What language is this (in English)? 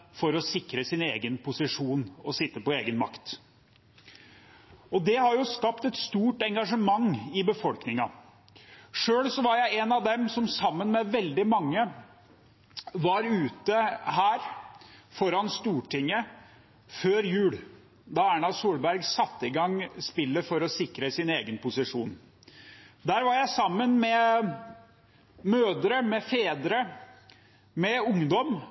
Norwegian Bokmål